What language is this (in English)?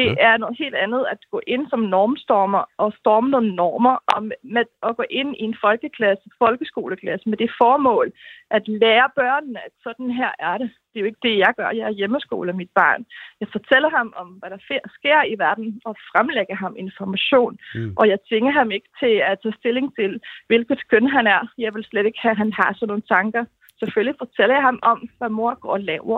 Danish